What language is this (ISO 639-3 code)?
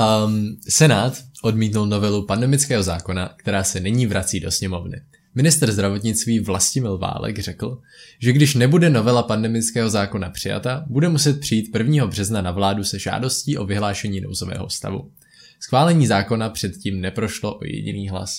ces